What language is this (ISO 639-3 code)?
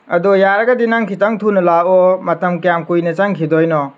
mni